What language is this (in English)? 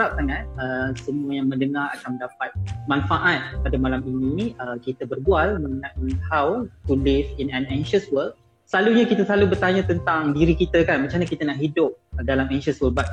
Malay